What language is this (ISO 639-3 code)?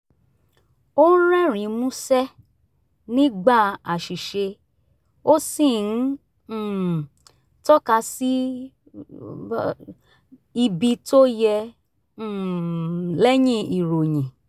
yor